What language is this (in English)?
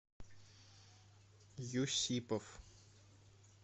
Russian